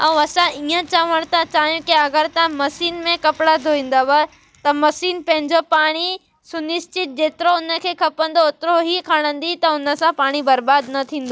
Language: Sindhi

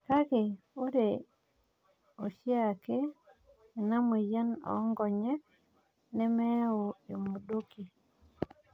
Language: Masai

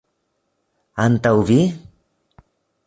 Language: Esperanto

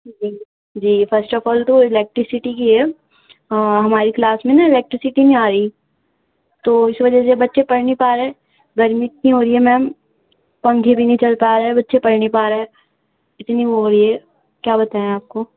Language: Urdu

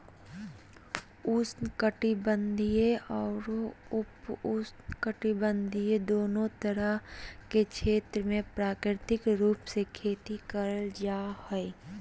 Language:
Magahi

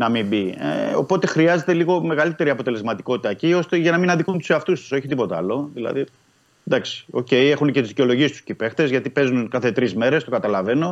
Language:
Greek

